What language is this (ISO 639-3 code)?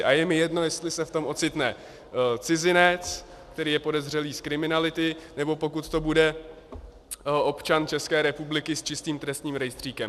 ces